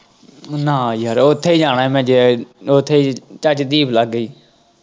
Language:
Punjabi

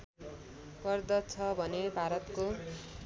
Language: Nepali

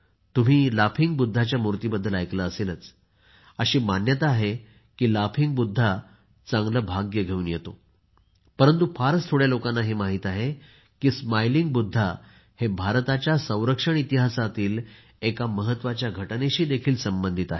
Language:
Marathi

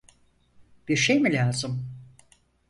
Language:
Turkish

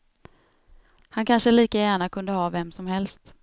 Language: Swedish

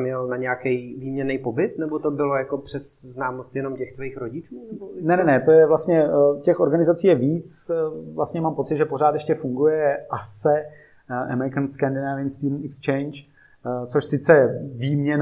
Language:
Czech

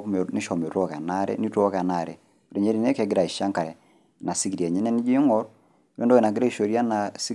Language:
Masai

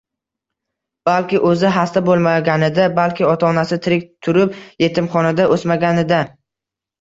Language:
Uzbek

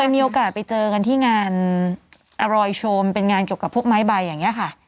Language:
Thai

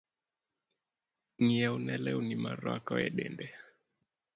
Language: Luo (Kenya and Tanzania)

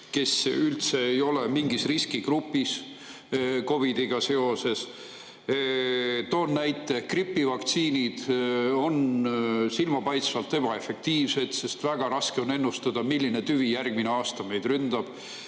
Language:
Estonian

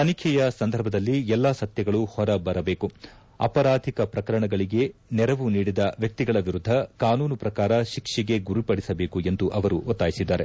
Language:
Kannada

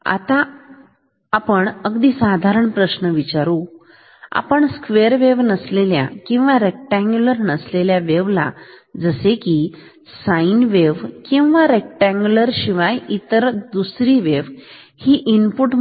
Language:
Marathi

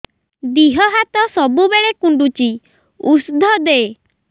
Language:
Odia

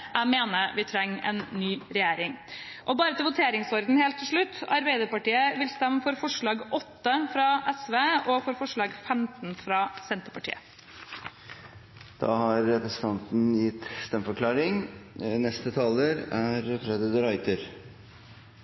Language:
Norwegian Bokmål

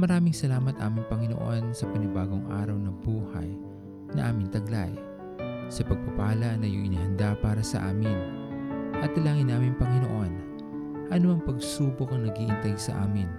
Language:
Filipino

